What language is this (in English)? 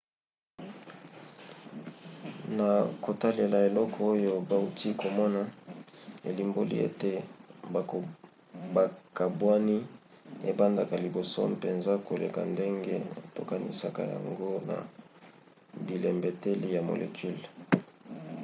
Lingala